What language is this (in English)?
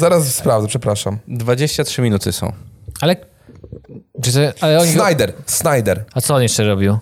Polish